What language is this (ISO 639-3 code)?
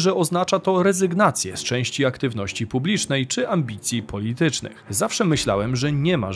pol